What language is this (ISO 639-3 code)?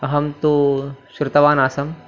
san